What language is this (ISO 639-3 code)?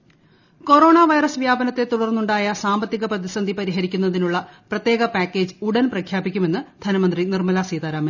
mal